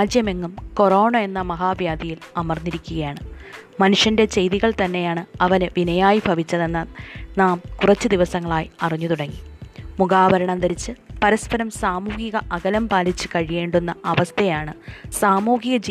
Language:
Malayalam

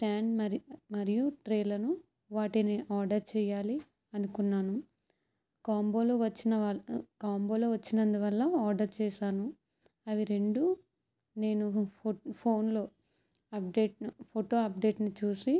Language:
Telugu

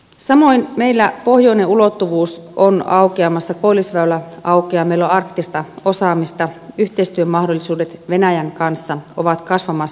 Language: Finnish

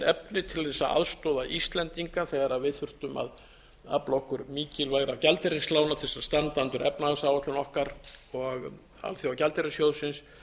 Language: Icelandic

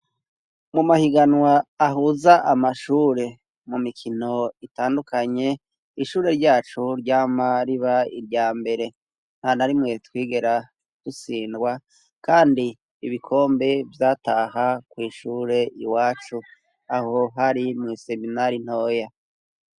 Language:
Rundi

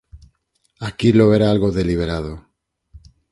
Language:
Galician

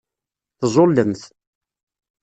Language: Kabyle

